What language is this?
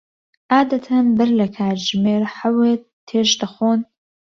Central Kurdish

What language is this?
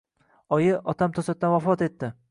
Uzbek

